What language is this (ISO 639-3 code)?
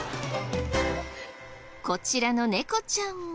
jpn